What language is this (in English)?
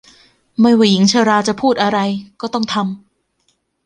Thai